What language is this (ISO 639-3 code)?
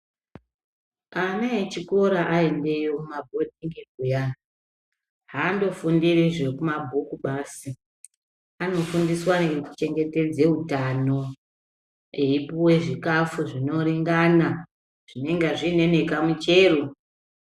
ndc